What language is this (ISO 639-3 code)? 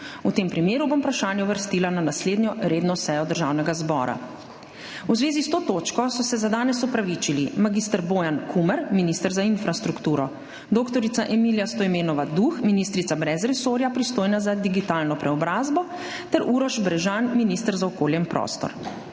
slv